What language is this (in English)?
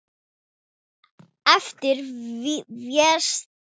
Icelandic